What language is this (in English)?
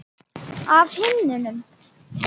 Icelandic